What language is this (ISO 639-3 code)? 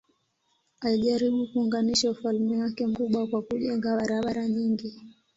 swa